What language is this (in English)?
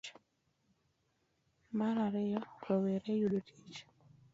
Luo (Kenya and Tanzania)